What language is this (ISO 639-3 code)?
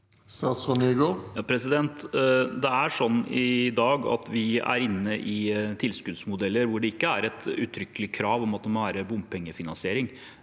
nor